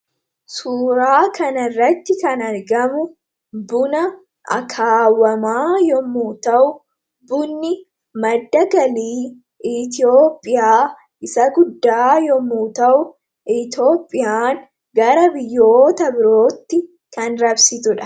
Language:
Oromo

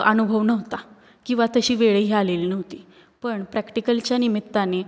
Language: Marathi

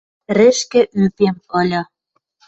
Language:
Western Mari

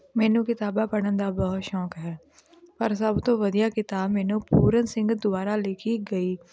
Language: Punjabi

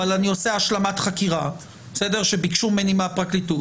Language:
Hebrew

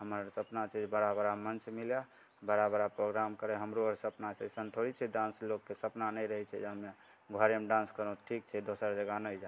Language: Maithili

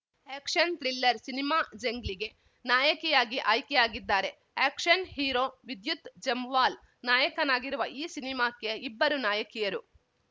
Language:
Kannada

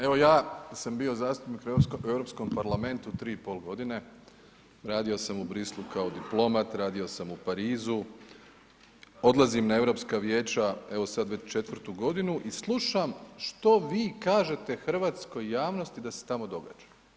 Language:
Croatian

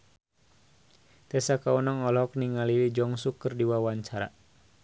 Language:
Sundanese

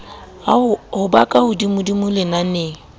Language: Southern Sotho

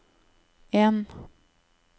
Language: Norwegian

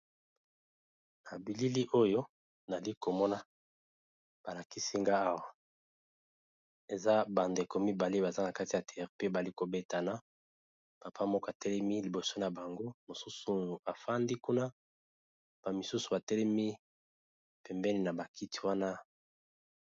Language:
Lingala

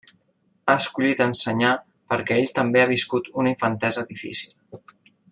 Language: Catalan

